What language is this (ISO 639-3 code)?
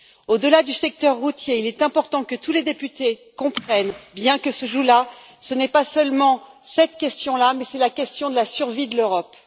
fra